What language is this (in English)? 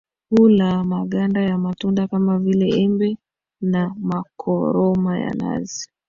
Swahili